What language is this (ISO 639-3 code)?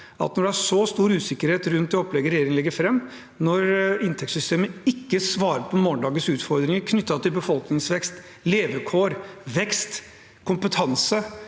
nor